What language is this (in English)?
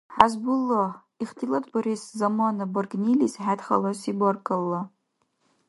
Dargwa